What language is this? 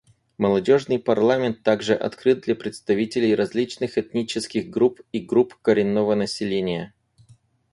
Russian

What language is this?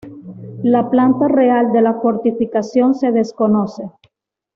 Spanish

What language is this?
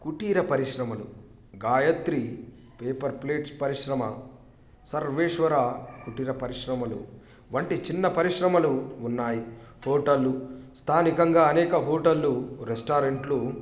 Telugu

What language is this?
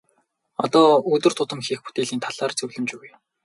Mongolian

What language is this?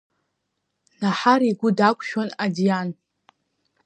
Abkhazian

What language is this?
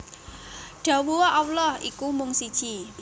Javanese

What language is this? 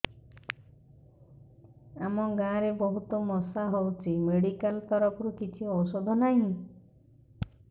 Odia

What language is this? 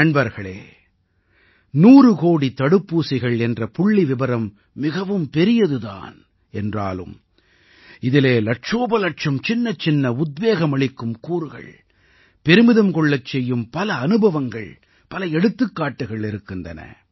Tamil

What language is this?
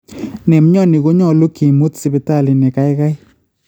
Kalenjin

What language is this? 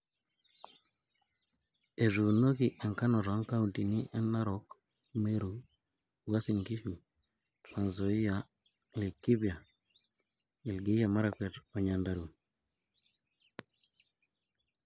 Masai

